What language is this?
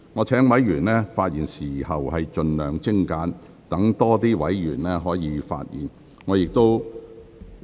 Cantonese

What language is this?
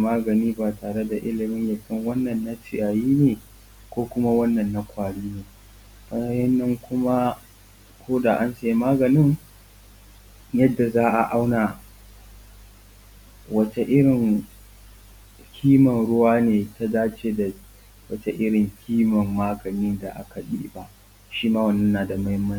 Hausa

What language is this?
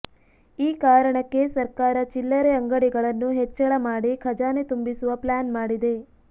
Kannada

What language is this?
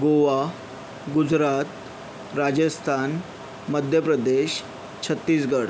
Marathi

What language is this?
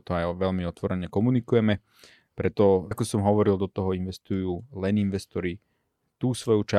Slovak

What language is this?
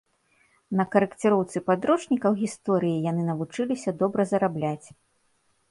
Belarusian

